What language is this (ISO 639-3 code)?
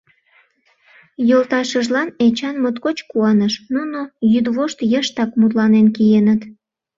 chm